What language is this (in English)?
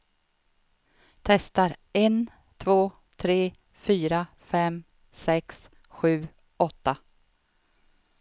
Swedish